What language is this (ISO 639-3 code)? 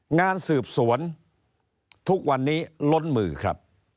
tha